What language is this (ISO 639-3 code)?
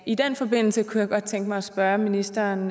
dan